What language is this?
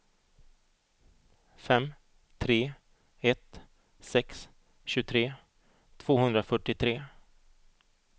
Swedish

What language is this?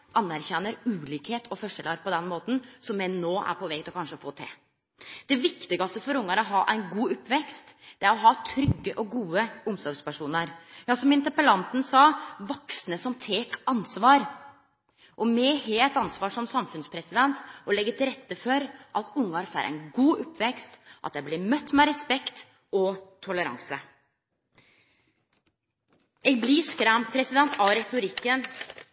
Norwegian Nynorsk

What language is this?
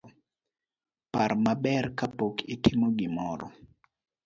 Luo (Kenya and Tanzania)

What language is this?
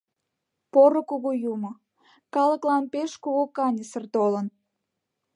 Mari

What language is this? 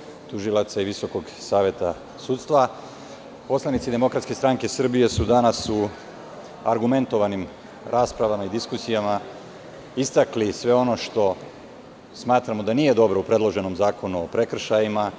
Serbian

